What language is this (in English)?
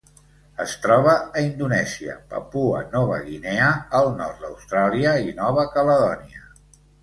Catalan